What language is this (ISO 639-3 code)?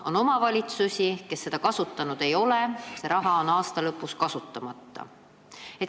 est